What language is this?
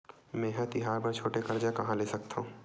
Chhattisgarhi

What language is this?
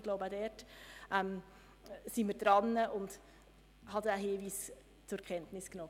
Swiss German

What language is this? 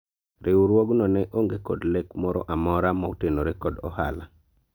Luo (Kenya and Tanzania)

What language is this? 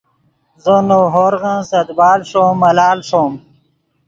Yidgha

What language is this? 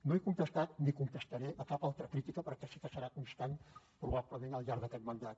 Catalan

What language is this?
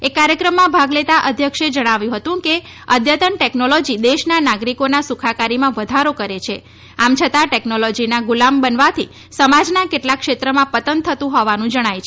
Gujarati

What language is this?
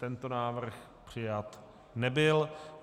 Czech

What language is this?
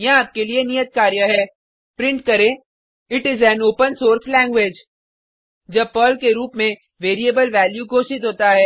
Hindi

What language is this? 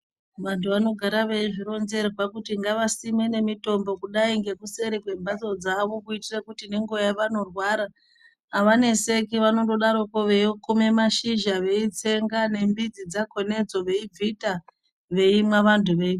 Ndau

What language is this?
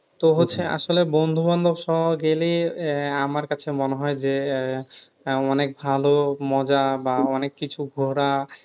Bangla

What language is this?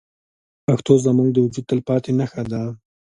Pashto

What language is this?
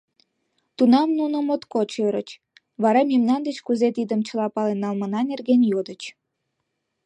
Mari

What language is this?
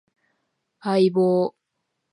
Japanese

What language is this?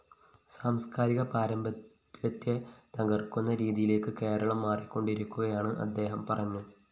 Malayalam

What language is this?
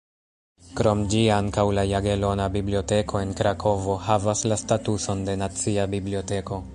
Esperanto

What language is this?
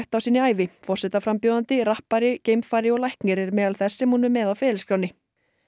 Icelandic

